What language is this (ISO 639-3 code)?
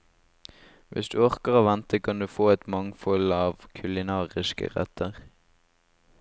nor